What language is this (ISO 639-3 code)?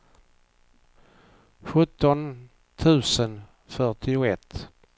swe